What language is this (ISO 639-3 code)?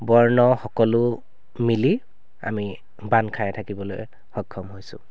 asm